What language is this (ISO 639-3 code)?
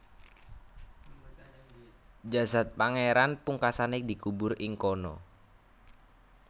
jav